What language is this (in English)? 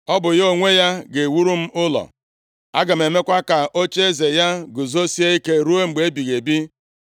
Igbo